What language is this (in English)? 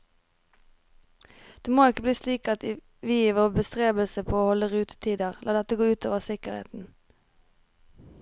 Norwegian